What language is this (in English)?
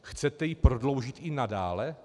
Czech